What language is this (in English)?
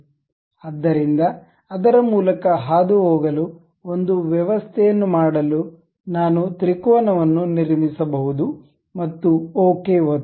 Kannada